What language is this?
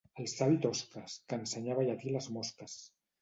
Catalan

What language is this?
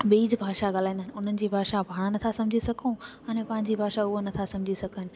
Sindhi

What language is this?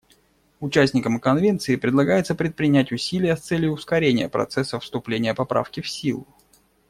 Russian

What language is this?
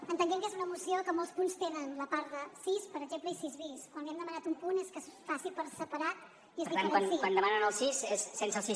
Catalan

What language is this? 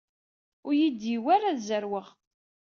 Kabyle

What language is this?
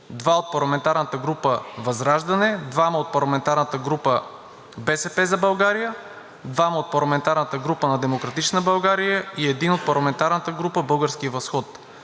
Bulgarian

